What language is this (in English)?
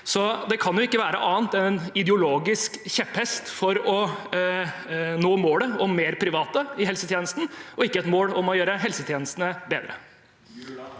Norwegian